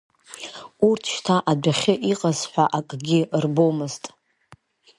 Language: Abkhazian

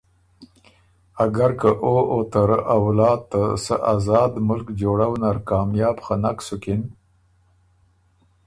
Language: Ormuri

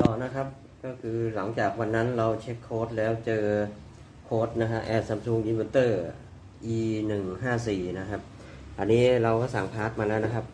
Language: Thai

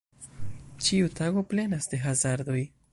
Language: Esperanto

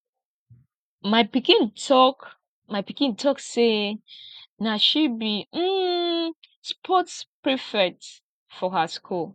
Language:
Nigerian Pidgin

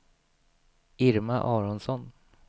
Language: Swedish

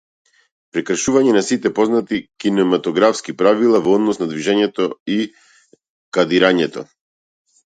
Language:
Macedonian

